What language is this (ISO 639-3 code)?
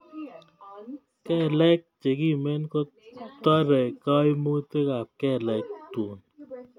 kln